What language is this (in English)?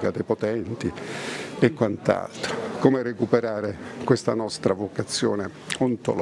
Italian